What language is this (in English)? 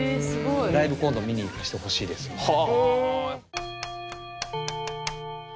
Japanese